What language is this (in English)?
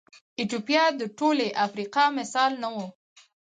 Pashto